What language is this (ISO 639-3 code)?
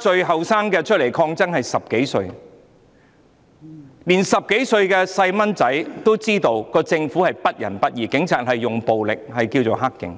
yue